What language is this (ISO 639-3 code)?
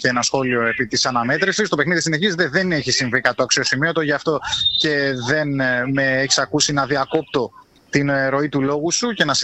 ell